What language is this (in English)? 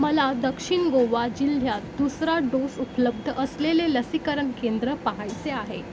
Marathi